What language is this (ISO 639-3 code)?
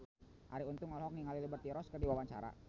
sun